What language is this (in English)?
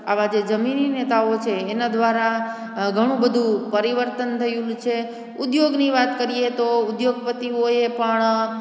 Gujarati